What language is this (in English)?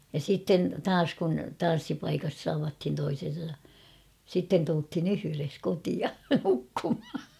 Finnish